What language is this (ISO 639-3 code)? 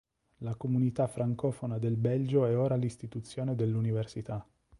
ita